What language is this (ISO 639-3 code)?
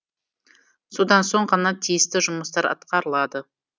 kaz